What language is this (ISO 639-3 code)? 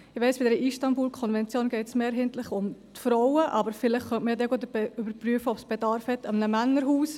gsw